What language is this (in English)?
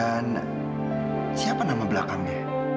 Indonesian